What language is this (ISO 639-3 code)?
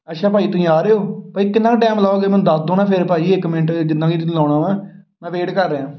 pan